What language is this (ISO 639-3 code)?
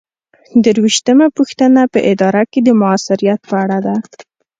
pus